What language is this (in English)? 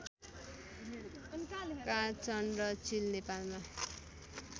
Nepali